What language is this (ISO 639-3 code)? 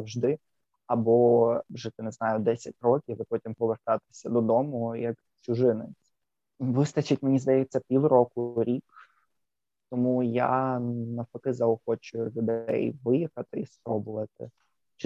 ukr